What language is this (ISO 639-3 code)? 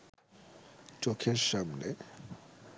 ben